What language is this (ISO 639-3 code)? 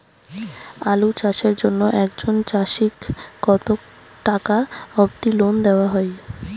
ben